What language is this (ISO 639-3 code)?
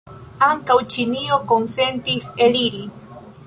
epo